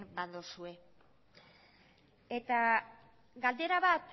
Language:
Basque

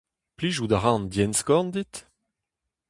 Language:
Breton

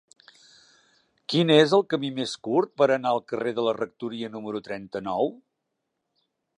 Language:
Catalan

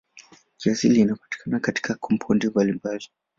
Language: Swahili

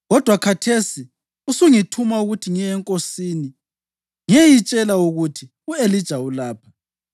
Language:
North Ndebele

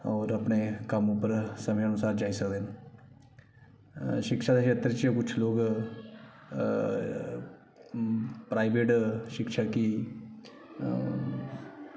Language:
Dogri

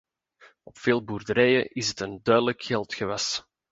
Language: Dutch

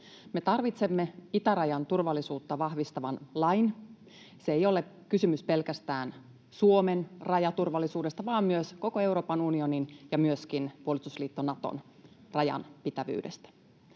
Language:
Finnish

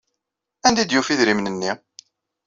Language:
Kabyle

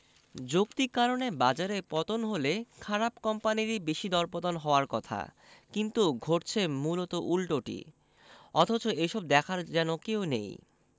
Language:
Bangla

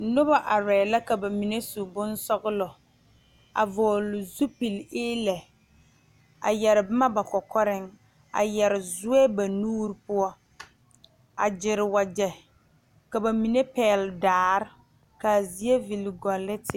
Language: Southern Dagaare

